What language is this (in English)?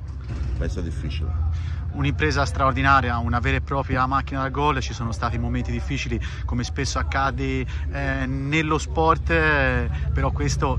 Italian